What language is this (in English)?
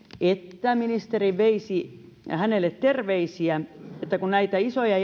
Finnish